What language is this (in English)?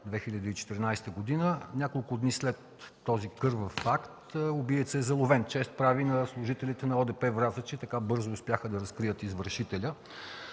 Bulgarian